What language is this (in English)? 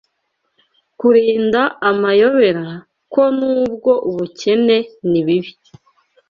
Kinyarwanda